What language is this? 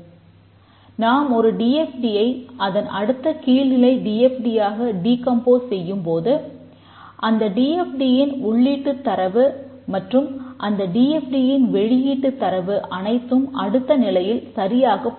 Tamil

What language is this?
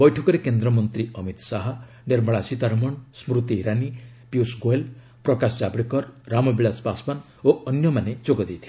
Odia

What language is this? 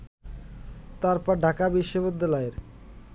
Bangla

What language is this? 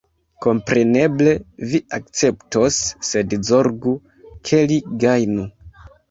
Esperanto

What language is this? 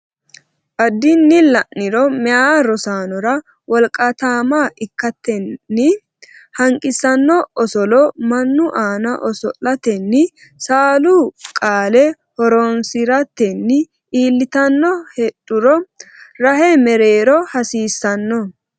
Sidamo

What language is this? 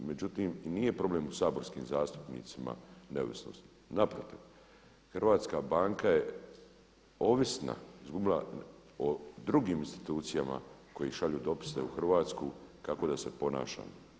Croatian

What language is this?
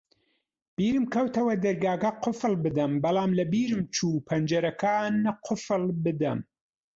Central Kurdish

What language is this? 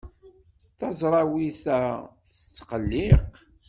Kabyle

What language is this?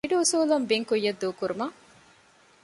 Divehi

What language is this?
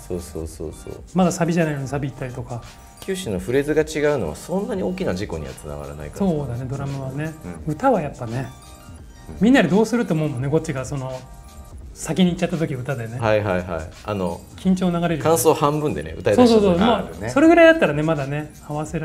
Japanese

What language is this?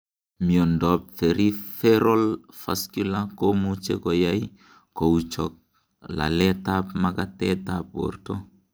Kalenjin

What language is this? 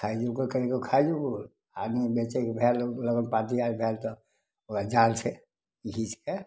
Maithili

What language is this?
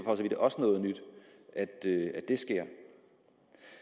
Danish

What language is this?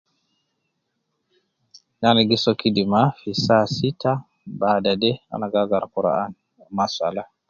Nubi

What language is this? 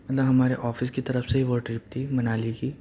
Urdu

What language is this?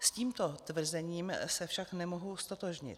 Czech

